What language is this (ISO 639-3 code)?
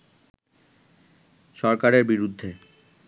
ben